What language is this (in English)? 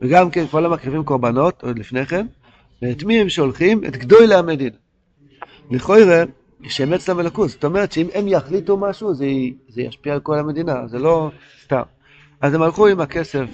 Hebrew